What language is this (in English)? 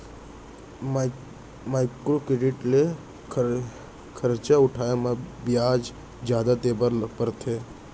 Chhattisgarhi